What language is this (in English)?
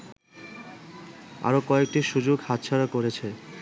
Bangla